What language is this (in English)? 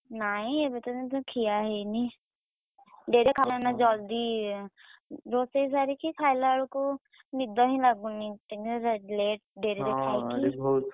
Odia